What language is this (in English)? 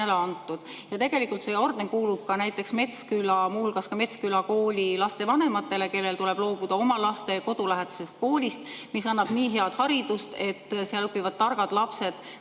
Estonian